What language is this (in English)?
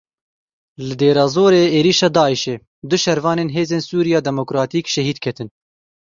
Kurdish